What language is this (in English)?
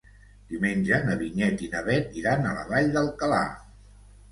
Catalan